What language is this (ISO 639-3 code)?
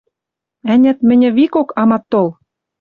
mrj